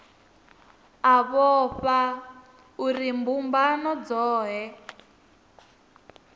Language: Venda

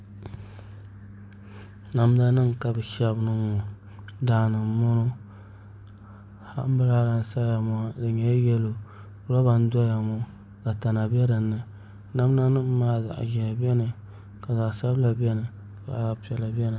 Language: Dagbani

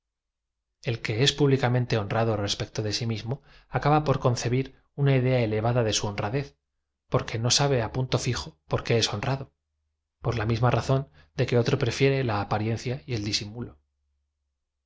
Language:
Spanish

